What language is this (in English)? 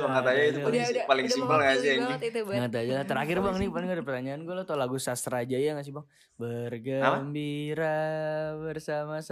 Indonesian